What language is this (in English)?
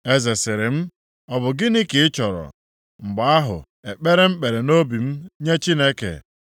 Igbo